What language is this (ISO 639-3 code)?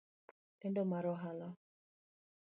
luo